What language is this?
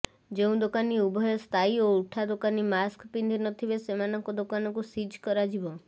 Odia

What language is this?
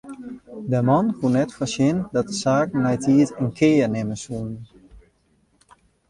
Western Frisian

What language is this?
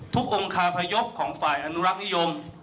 Thai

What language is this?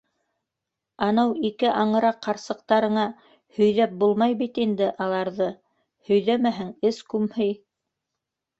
Bashkir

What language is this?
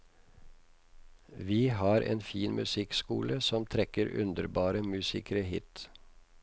Norwegian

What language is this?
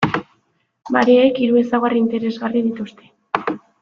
Basque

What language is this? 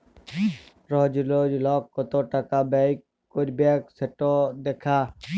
Bangla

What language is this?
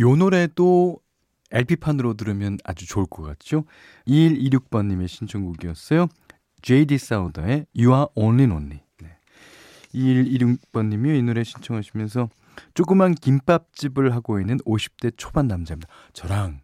Korean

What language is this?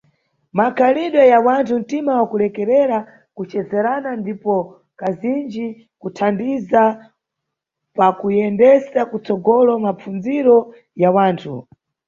Nyungwe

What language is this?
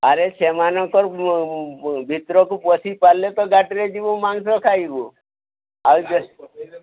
Odia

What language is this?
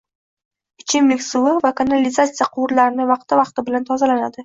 Uzbek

